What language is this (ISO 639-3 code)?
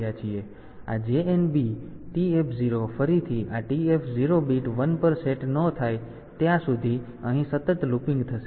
guj